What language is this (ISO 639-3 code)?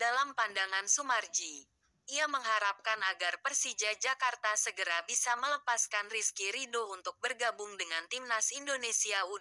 ind